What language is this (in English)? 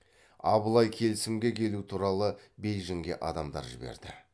Kazakh